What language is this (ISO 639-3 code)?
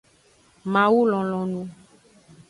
ajg